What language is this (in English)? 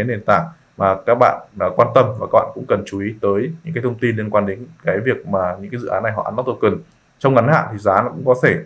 Vietnamese